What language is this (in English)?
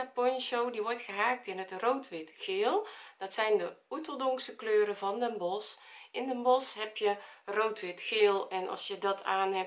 Dutch